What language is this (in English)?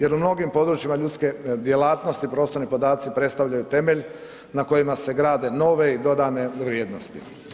Croatian